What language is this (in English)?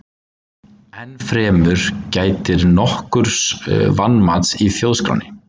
Icelandic